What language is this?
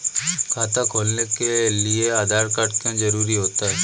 Hindi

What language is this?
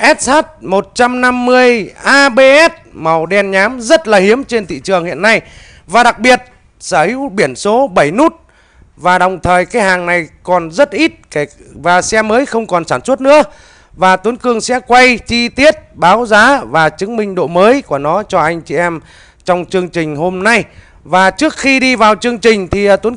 Vietnamese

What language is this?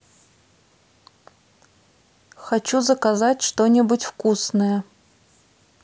Russian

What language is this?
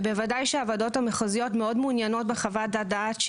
Hebrew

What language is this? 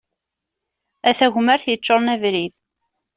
Kabyle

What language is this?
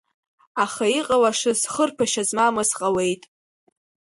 Abkhazian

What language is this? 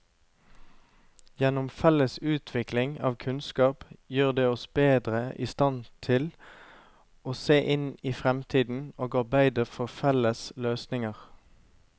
Norwegian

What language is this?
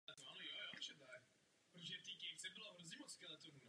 Czech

